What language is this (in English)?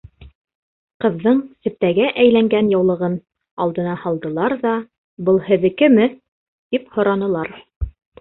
Bashkir